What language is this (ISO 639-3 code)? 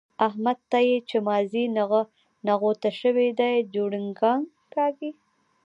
pus